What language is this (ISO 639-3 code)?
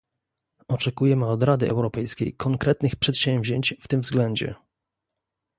pol